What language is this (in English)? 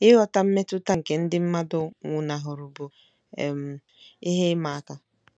Igbo